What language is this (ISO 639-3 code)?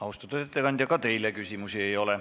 est